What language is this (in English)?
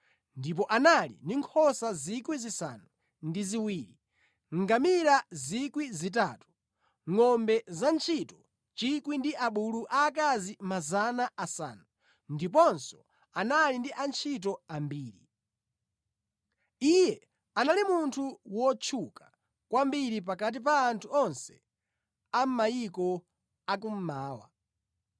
Nyanja